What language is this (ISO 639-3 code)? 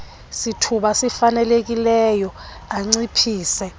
xho